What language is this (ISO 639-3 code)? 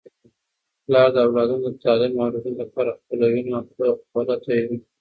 pus